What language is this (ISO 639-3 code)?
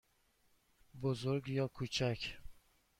fas